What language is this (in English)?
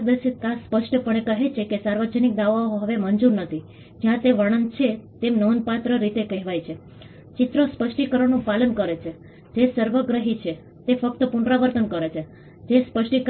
Gujarati